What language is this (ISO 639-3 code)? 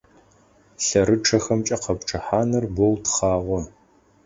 ady